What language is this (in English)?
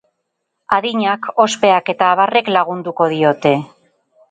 Basque